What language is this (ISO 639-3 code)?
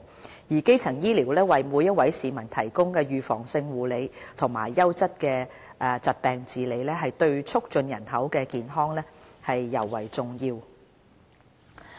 yue